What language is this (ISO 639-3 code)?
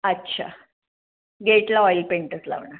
mar